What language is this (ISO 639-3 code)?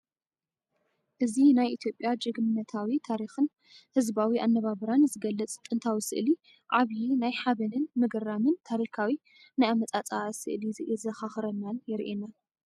tir